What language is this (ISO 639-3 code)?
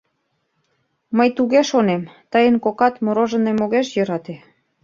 chm